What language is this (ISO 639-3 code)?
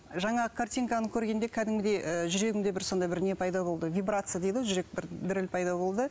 kaz